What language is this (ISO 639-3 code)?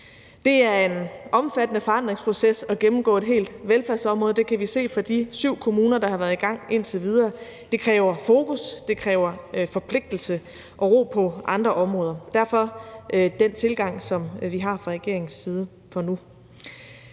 dan